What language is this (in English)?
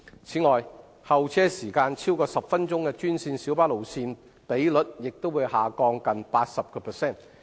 Cantonese